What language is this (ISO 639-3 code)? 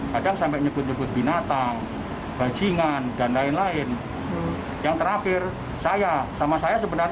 ind